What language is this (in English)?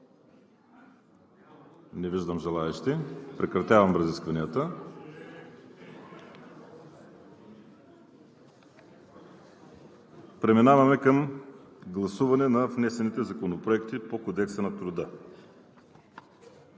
Bulgarian